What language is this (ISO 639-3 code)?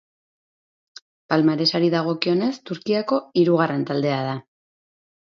eus